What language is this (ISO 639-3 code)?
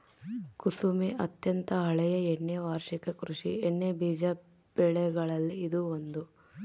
kan